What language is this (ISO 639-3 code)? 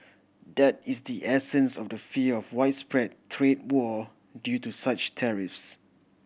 eng